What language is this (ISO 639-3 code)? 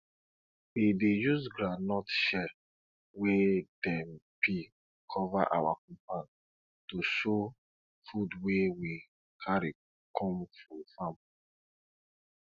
pcm